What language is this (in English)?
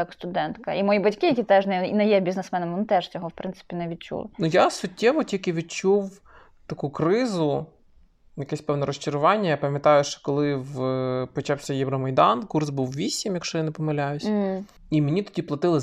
Ukrainian